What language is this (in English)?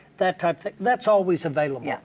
English